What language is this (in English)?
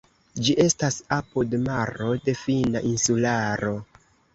Esperanto